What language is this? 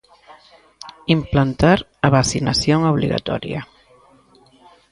Galician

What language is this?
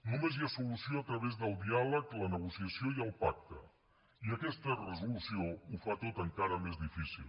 Catalan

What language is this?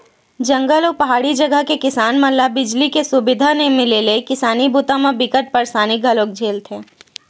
Chhattisgarhi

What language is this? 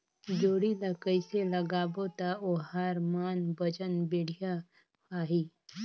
Chhattisgarhi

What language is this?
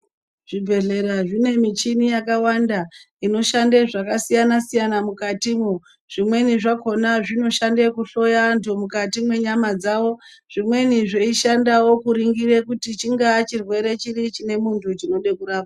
Ndau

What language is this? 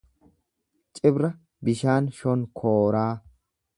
Oromo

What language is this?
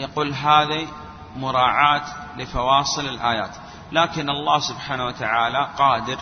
Arabic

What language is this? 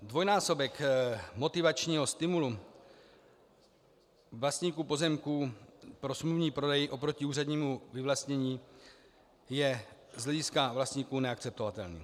Czech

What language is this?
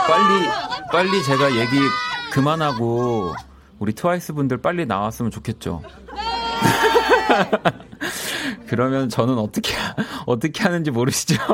Korean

